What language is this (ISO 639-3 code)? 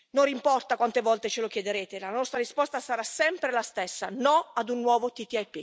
ita